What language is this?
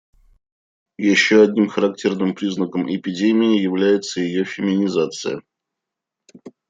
Russian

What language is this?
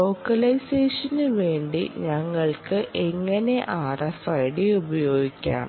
Malayalam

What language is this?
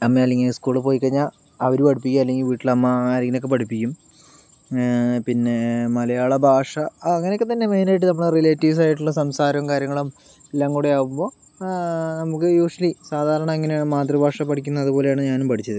Malayalam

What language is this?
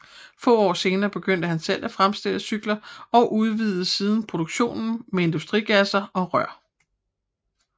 Danish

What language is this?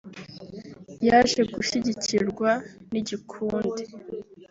Kinyarwanda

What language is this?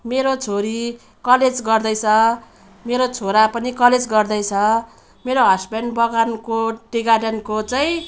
Nepali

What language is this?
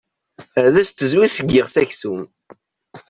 Kabyle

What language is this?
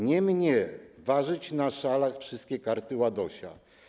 Polish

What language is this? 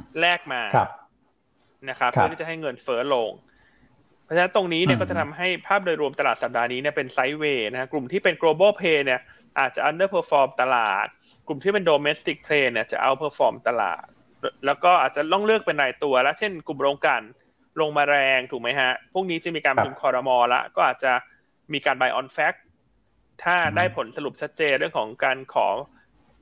Thai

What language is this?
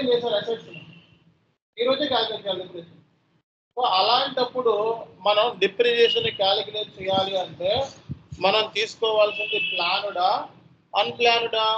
Telugu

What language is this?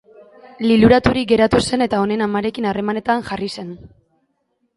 Basque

